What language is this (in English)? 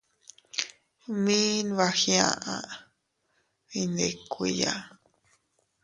Teutila Cuicatec